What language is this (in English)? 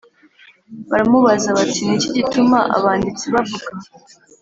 Kinyarwanda